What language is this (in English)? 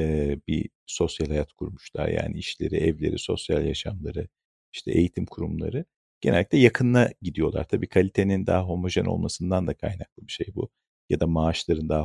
Turkish